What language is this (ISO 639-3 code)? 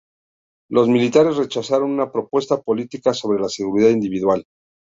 spa